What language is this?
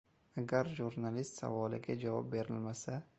Uzbek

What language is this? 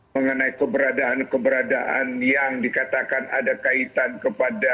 Indonesian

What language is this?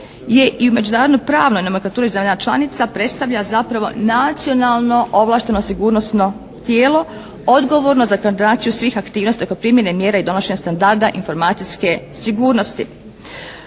Croatian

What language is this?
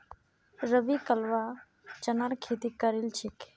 Magahi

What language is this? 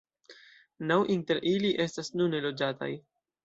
Esperanto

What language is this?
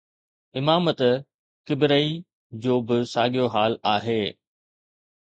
Sindhi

